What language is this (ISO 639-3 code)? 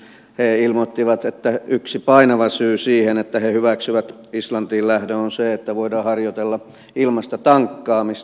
fin